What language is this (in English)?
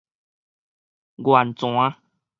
Min Nan Chinese